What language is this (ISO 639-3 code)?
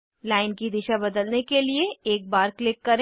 hin